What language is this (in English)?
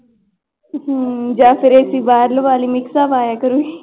Punjabi